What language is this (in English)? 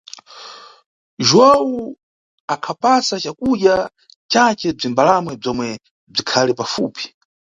Nyungwe